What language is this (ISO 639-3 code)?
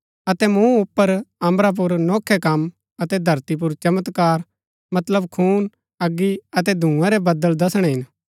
gbk